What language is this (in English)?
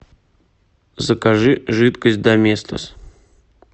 Russian